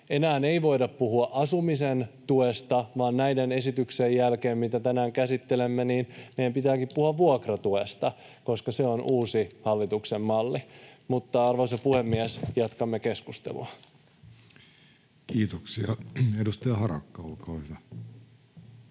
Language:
Finnish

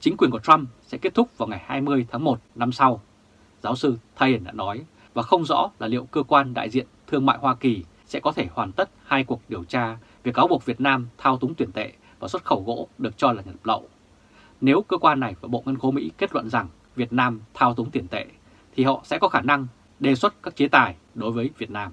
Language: Vietnamese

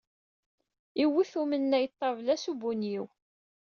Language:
Kabyle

